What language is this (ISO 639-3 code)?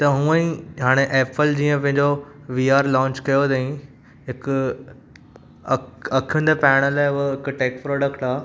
snd